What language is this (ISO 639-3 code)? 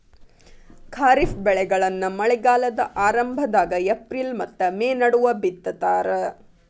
kan